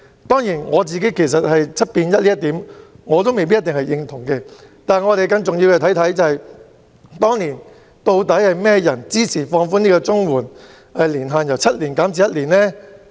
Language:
Cantonese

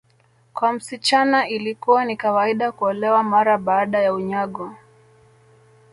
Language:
Swahili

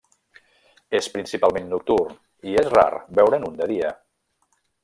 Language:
Catalan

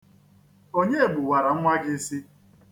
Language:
Igbo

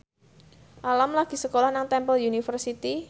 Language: Javanese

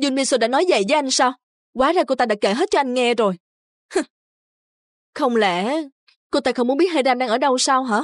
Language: Vietnamese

